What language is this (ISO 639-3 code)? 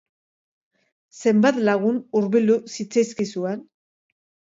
eus